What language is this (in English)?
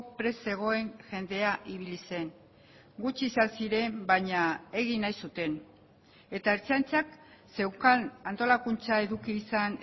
Basque